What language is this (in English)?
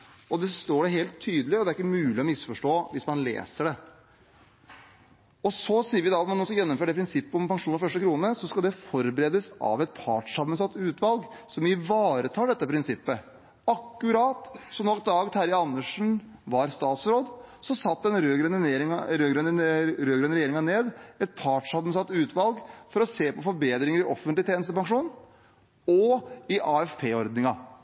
Norwegian Bokmål